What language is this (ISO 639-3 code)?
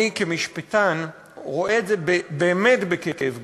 heb